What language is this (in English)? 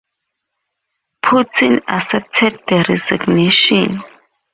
English